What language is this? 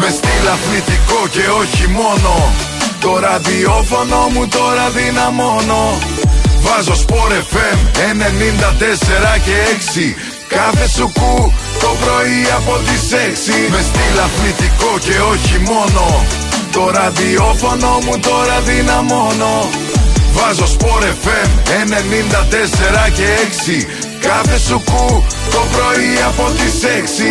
Greek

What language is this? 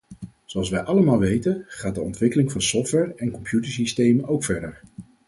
Dutch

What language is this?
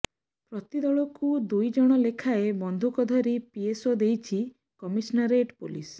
Odia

